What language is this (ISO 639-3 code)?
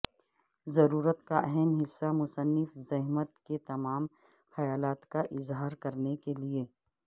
urd